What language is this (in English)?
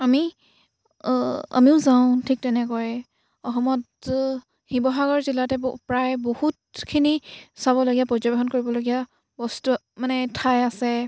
Assamese